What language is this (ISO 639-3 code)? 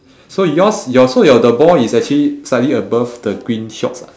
eng